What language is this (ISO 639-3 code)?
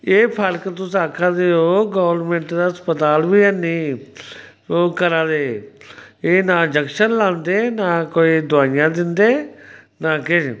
doi